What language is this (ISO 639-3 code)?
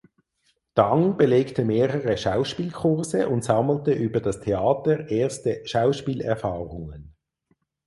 deu